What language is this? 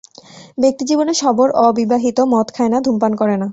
Bangla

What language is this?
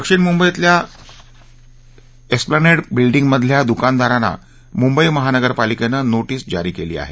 Marathi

